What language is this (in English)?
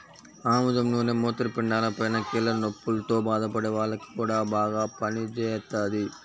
Telugu